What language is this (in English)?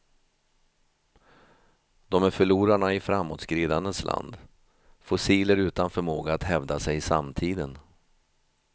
Swedish